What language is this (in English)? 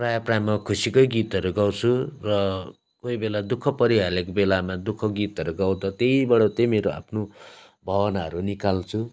Nepali